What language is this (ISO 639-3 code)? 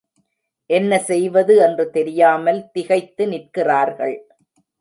tam